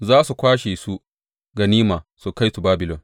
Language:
Hausa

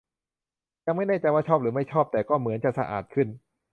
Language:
Thai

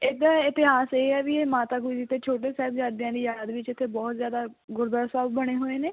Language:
Punjabi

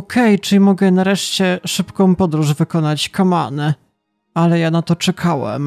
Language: Polish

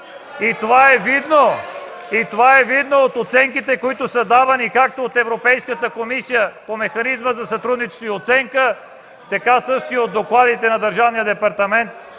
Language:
Bulgarian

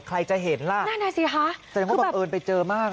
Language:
Thai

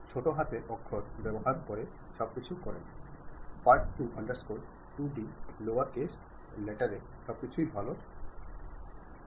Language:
Malayalam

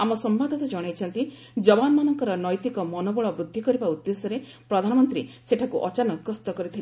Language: Odia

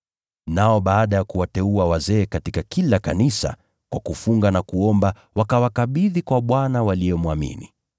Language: Swahili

